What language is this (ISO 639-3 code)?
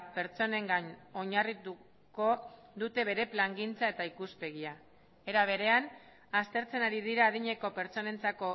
eus